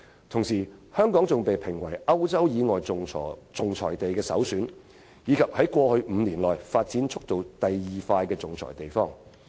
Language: Cantonese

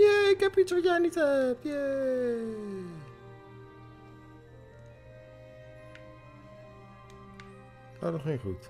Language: Dutch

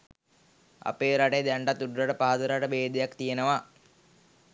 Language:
Sinhala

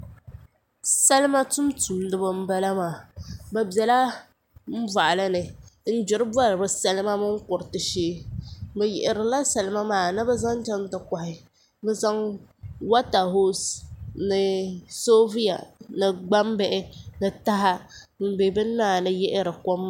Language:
Dagbani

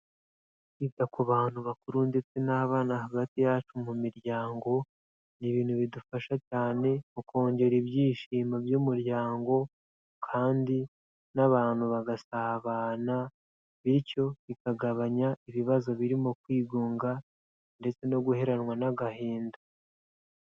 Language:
Kinyarwanda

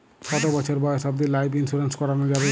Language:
Bangla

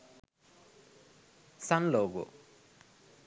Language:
Sinhala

